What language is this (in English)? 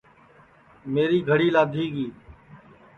Sansi